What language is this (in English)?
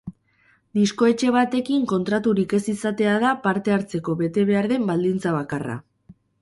Basque